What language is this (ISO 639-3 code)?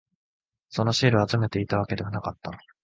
jpn